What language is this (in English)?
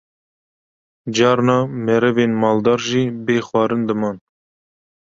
Kurdish